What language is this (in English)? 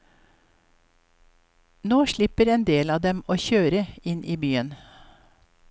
Norwegian